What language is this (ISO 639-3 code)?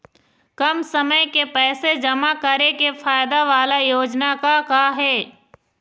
hne